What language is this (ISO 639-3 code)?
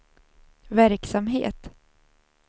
swe